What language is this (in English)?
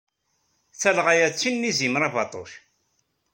Kabyle